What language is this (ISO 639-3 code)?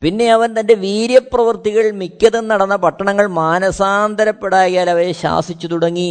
mal